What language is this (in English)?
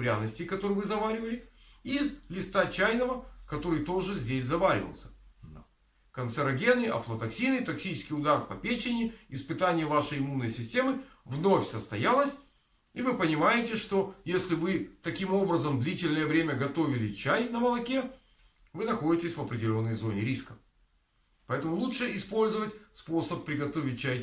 Russian